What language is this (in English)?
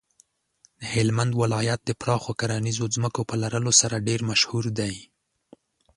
Pashto